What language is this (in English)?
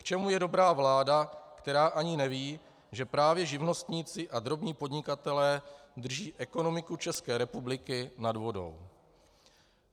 Czech